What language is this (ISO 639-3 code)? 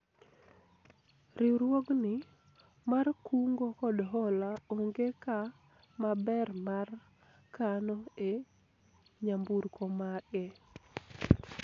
luo